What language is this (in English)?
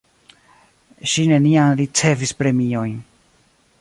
Esperanto